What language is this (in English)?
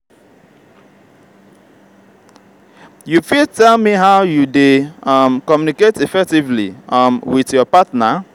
Nigerian Pidgin